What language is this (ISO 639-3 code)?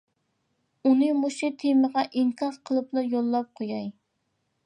uig